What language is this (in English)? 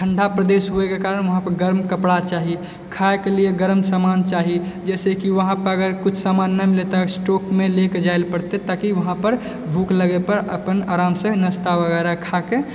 Maithili